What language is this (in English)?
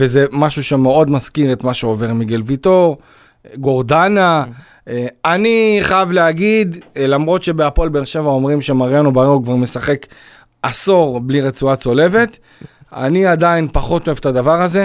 Hebrew